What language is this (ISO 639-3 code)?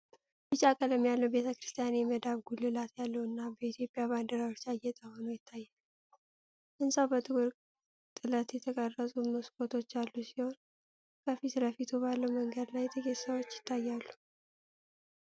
amh